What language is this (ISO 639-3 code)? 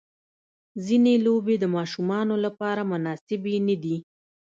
pus